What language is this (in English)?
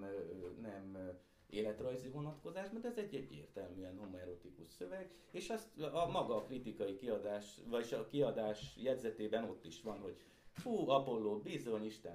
Hungarian